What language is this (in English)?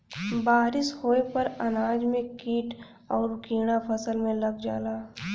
Bhojpuri